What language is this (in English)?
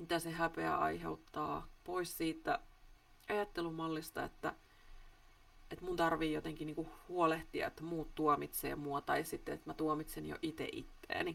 Finnish